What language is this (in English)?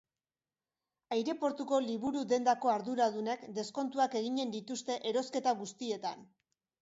Basque